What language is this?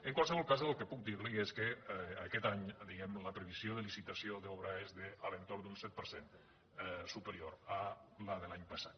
Catalan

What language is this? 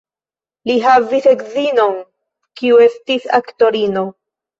Esperanto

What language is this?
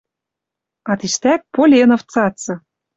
Western Mari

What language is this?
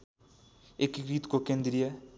Nepali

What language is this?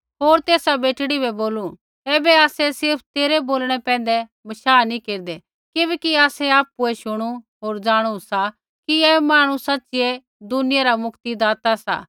Kullu Pahari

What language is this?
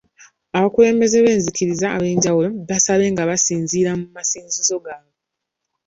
Ganda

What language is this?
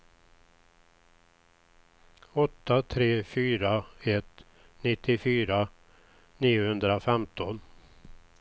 Swedish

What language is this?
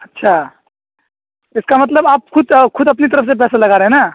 Urdu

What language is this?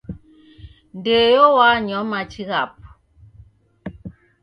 Taita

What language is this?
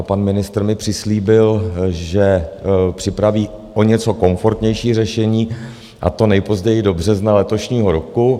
Czech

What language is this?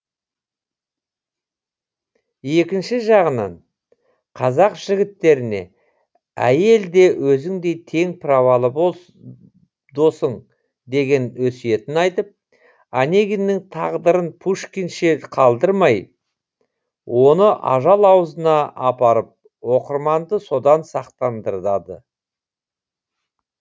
Kazakh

